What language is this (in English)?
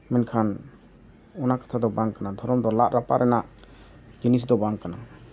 Santali